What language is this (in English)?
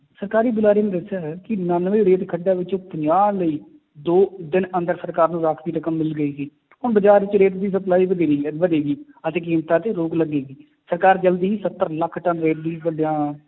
Punjabi